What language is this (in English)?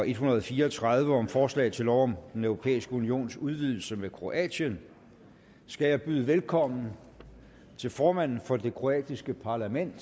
Danish